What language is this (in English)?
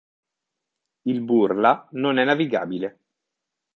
Italian